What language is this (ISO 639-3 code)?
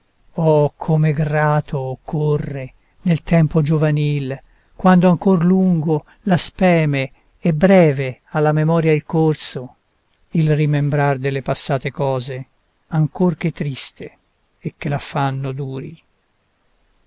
ita